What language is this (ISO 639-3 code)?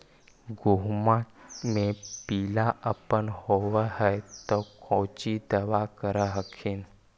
mag